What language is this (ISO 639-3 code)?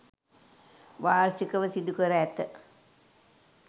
sin